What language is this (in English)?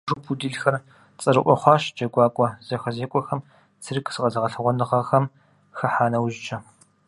Kabardian